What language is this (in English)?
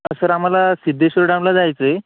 Marathi